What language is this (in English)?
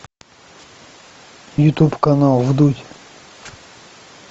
Russian